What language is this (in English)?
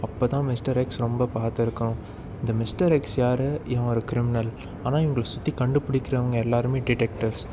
Tamil